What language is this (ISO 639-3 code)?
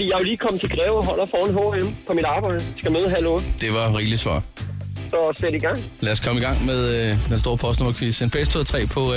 dan